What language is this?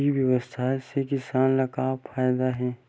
Chhattisgarhi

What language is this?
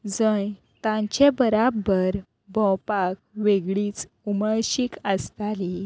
Konkani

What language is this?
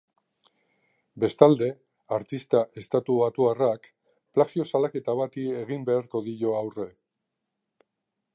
Basque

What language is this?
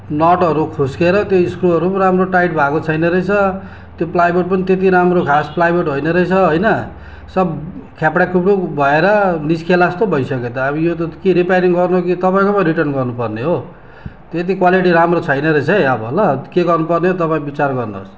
Nepali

